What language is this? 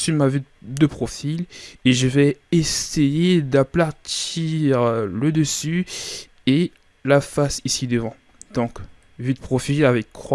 French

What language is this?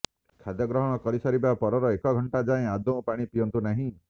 Odia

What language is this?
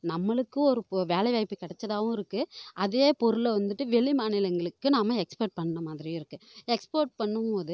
Tamil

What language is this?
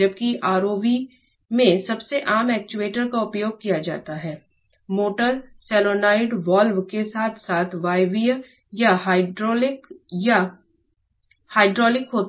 Hindi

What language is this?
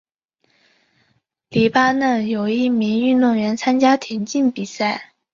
Chinese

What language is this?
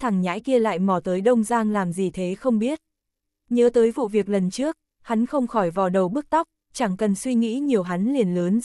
Vietnamese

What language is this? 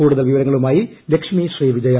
Malayalam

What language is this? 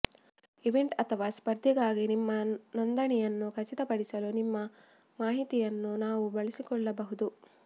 Kannada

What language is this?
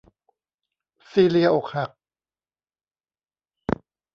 Thai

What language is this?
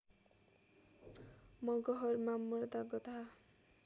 Nepali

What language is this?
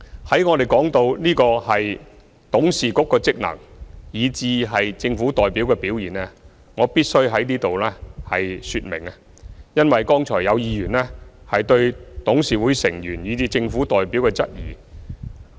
Cantonese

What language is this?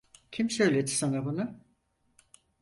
Turkish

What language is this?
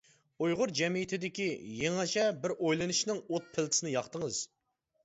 Uyghur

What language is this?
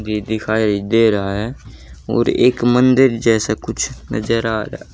Hindi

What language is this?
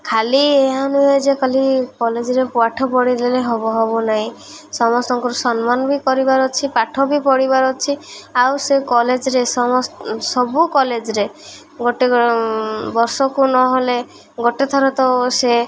Odia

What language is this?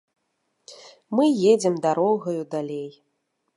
Belarusian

